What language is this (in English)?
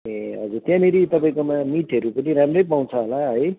Nepali